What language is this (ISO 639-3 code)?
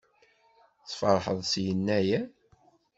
kab